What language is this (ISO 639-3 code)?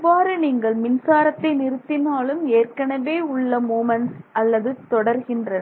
tam